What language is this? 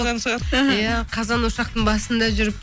Kazakh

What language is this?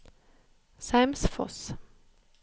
Norwegian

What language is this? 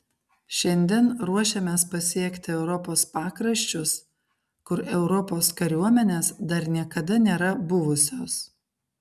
Lithuanian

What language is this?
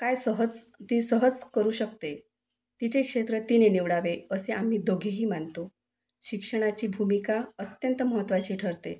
Marathi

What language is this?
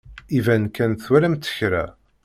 Kabyle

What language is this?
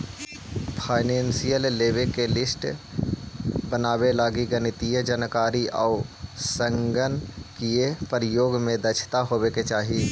Magahi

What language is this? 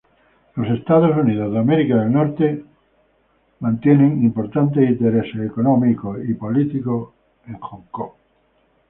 Spanish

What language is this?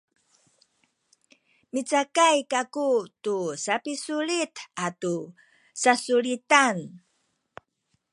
Sakizaya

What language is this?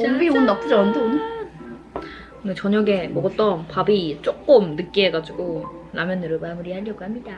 Korean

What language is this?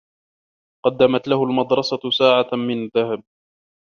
Arabic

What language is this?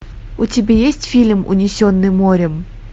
Russian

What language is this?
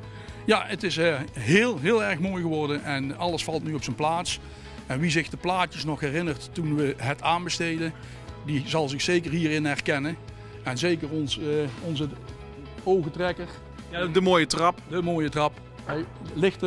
Dutch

